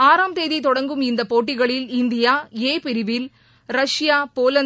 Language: Tamil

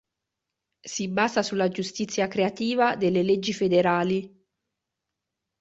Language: Italian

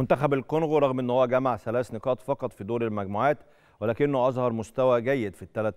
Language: Arabic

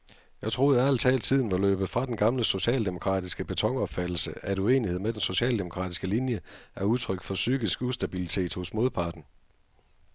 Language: Danish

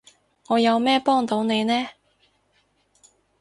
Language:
Cantonese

